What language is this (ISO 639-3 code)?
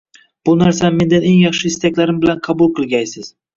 uzb